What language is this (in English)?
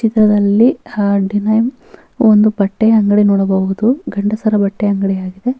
Kannada